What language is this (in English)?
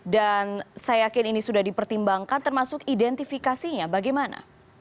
Indonesian